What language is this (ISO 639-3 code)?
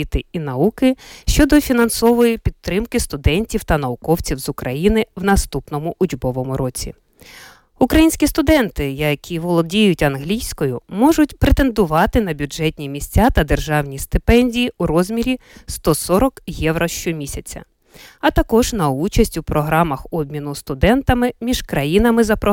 ukr